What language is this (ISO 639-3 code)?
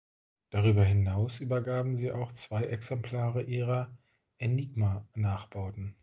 deu